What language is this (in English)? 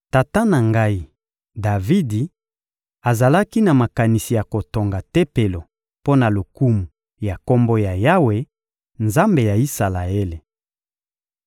Lingala